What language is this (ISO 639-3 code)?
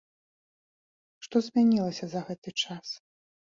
bel